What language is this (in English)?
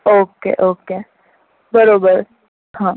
Gujarati